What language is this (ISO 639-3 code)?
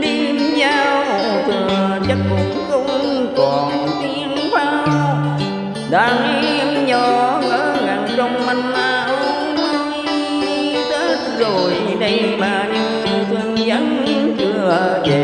vie